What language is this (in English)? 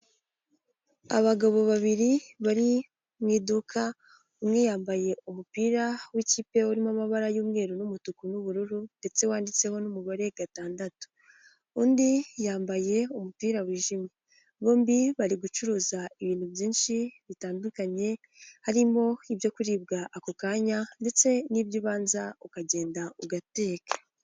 Kinyarwanda